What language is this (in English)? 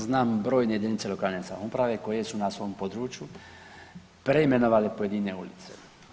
Croatian